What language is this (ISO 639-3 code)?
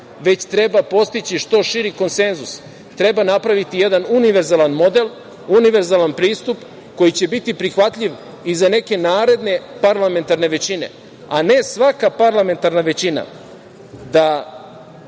srp